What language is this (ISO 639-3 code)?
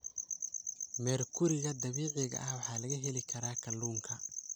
som